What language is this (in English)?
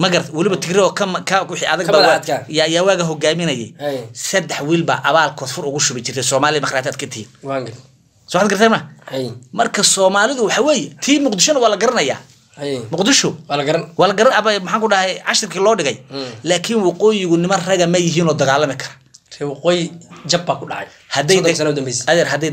Arabic